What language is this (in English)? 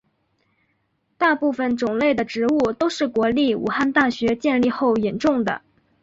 Chinese